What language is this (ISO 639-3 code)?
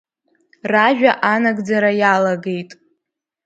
abk